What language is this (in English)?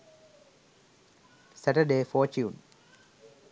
Sinhala